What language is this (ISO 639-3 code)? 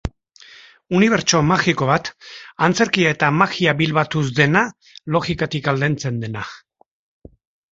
eus